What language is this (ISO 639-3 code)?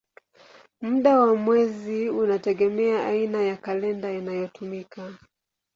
swa